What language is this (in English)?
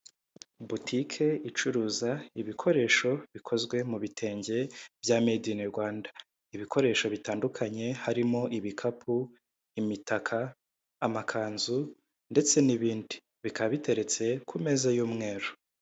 Kinyarwanda